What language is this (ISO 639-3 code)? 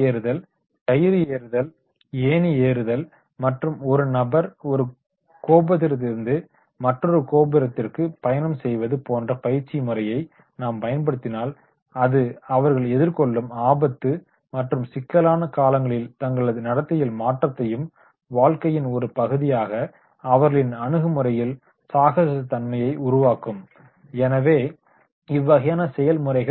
tam